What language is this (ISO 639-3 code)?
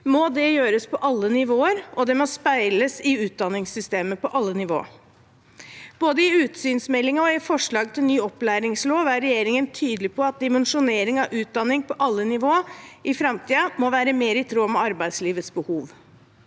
nor